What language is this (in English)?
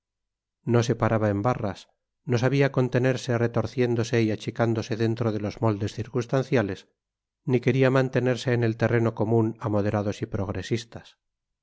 Spanish